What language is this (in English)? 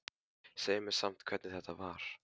Icelandic